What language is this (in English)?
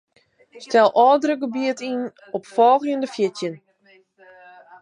Western Frisian